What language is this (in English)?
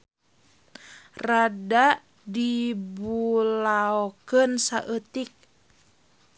Sundanese